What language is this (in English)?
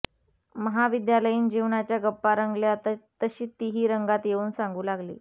Marathi